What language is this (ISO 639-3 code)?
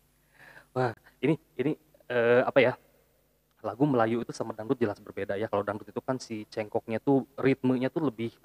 ind